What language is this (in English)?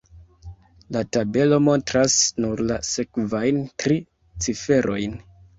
Esperanto